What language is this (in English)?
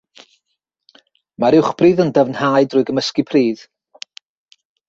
Welsh